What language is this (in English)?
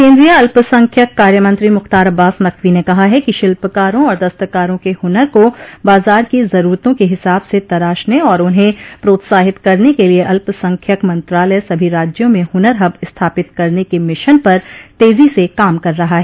Hindi